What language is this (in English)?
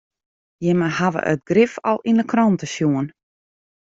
Western Frisian